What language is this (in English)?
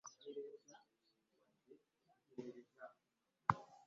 Ganda